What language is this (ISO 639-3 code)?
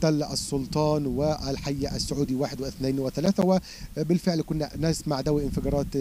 ara